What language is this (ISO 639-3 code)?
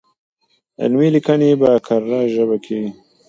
pus